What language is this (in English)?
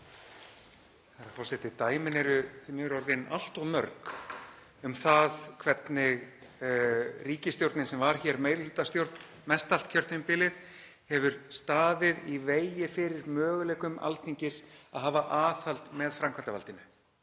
Icelandic